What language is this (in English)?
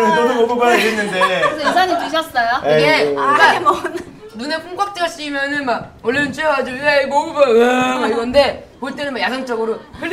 Korean